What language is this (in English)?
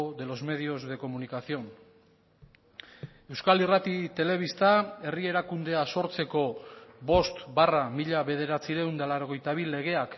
Basque